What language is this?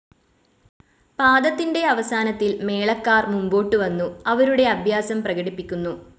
Malayalam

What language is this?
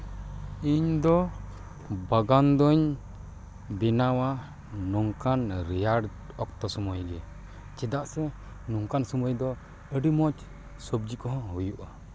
Santali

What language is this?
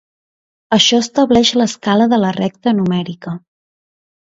Catalan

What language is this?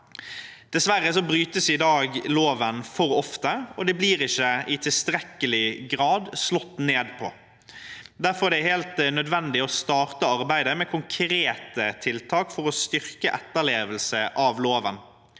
Norwegian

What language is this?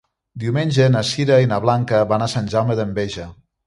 Catalan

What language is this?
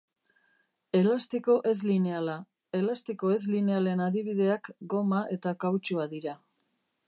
Basque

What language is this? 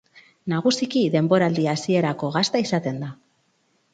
Basque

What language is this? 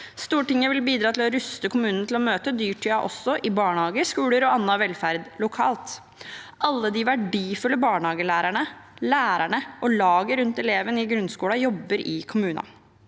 Norwegian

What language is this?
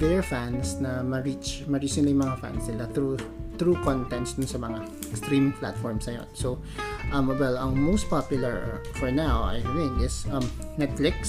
Filipino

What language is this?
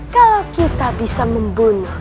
Indonesian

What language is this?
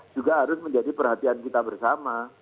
Indonesian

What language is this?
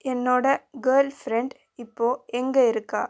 Tamil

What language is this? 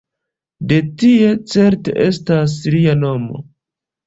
Esperanto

